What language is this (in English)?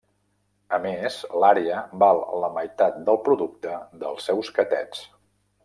Catalan